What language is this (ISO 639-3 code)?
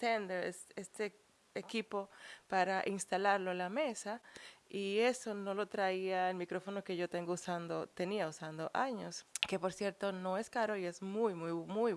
spa